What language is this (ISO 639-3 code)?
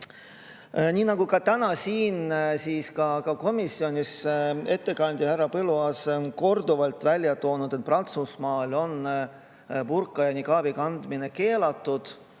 est